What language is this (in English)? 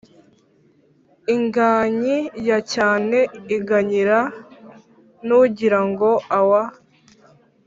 Kinyarwanda